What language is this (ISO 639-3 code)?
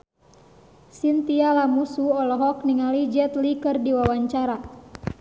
sun